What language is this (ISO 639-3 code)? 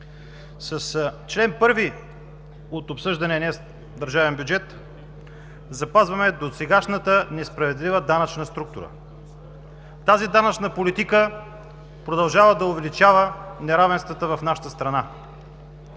bul